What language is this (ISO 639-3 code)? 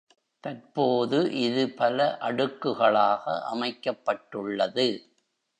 tam